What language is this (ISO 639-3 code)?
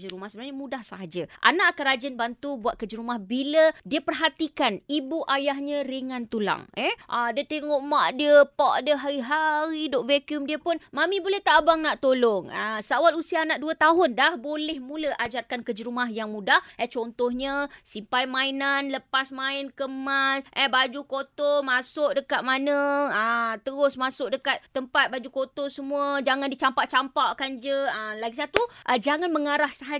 msa